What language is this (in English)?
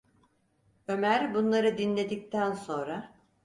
Turkish